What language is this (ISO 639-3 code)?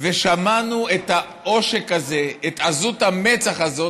heb